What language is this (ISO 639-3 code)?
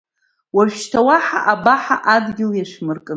abk